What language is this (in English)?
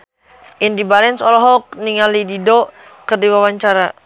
Sundanese